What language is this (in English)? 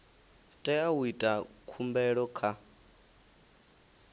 Venda